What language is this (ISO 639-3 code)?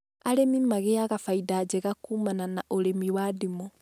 kik